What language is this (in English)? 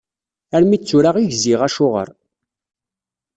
Kabyle